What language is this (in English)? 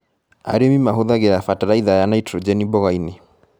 Kikuyu